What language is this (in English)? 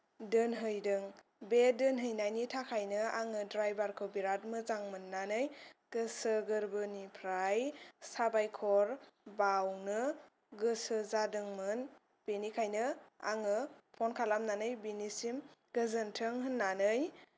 Bodo